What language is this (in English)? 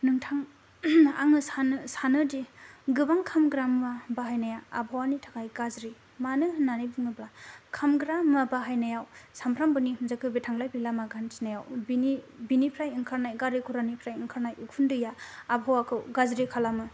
Bodo